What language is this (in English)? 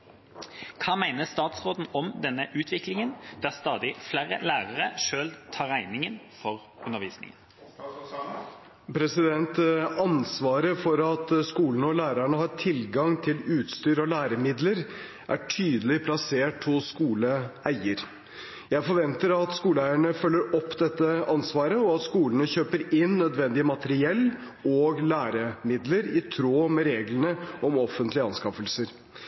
Norwegian Bokmål